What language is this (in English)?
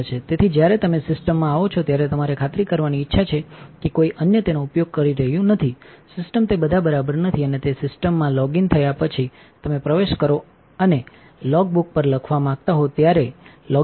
Gujarati